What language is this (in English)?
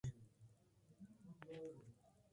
Pashto